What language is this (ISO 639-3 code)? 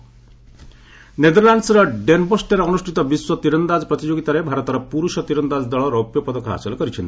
ori